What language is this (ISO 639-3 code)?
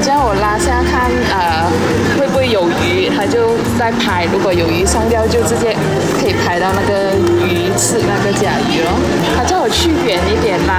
zho